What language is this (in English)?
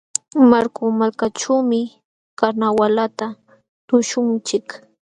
Jauja Wanca Quechua